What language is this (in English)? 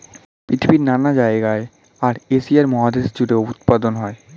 Bangla